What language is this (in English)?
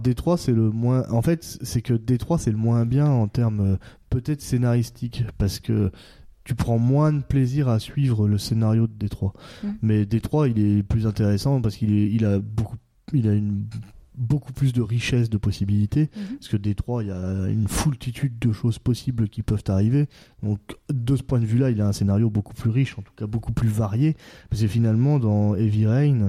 French